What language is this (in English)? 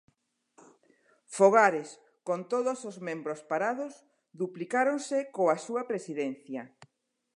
Galician